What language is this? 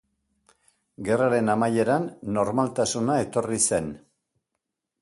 Basque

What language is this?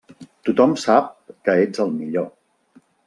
Catalan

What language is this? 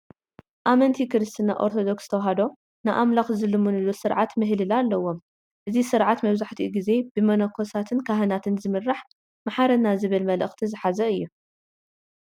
Tigrinya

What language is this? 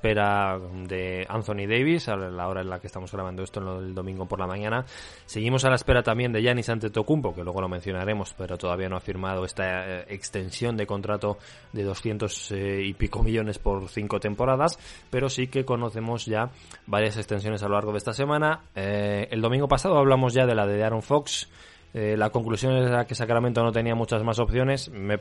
Spanish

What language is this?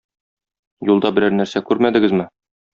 Tatar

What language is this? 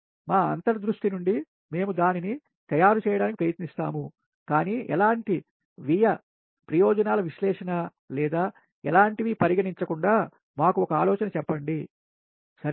Telugu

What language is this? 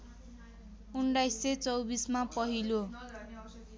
Nepali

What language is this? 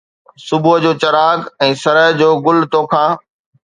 Sindhi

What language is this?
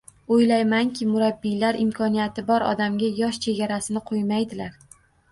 Uzbek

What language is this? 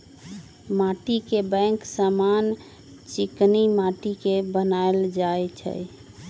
Magahi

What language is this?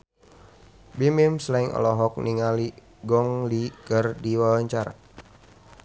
Sundanese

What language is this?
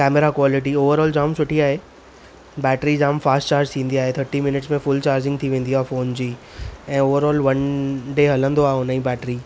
Sindhi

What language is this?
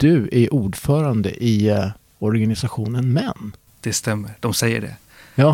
Swedish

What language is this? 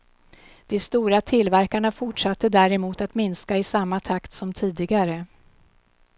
Swedish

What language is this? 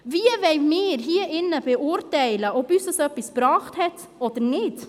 Swiss German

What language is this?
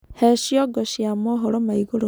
Kikuyu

